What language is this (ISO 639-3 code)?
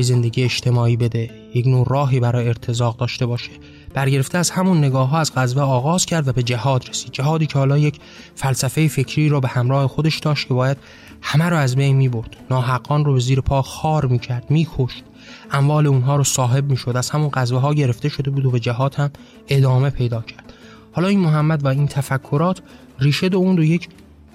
fas